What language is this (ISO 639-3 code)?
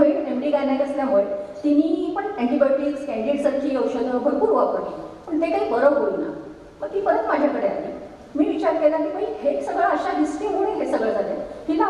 ron